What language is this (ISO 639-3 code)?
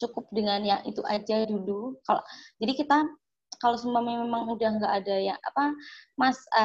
ind